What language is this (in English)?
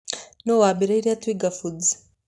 Kikuyu